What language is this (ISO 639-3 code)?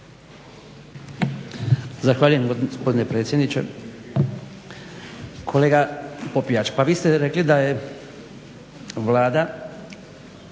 hrv